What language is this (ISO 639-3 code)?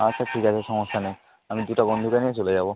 ben